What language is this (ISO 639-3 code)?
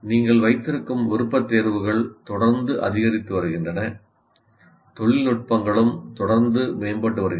tam